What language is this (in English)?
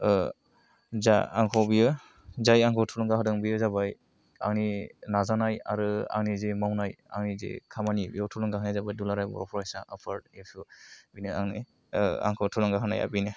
Bodo